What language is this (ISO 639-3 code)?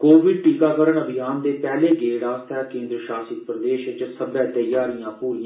doi